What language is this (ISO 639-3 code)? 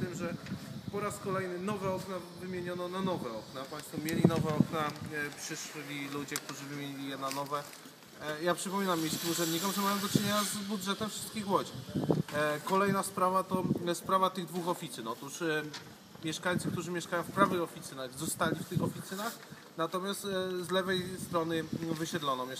pol